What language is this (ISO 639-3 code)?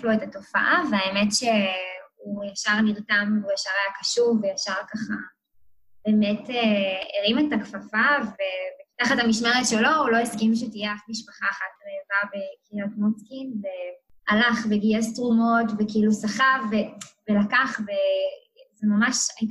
heb